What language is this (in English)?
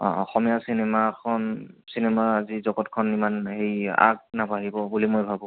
Assamese